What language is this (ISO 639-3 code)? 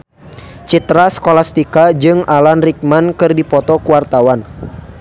sun